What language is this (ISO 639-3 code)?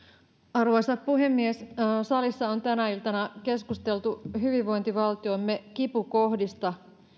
fin